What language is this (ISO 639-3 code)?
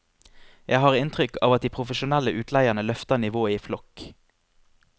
nor